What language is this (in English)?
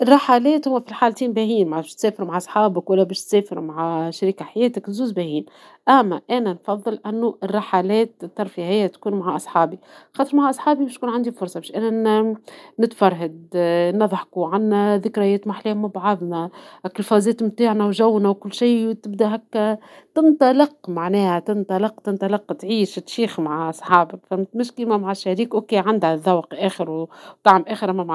Tunisian Arabic